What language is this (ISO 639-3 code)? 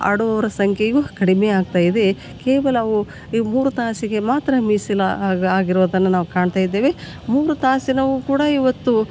kan